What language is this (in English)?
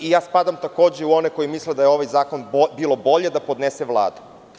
Serbian